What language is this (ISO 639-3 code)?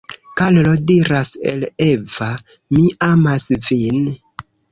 epo